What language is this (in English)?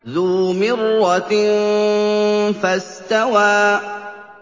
Arabic